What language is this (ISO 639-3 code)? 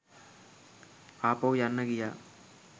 sin